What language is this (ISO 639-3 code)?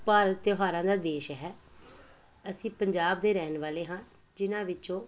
pan